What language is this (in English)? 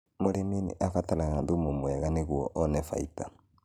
Kikuyu